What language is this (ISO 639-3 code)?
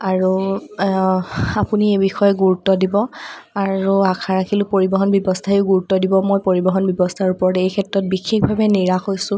asm